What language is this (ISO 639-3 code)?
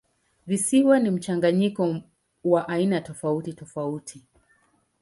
swa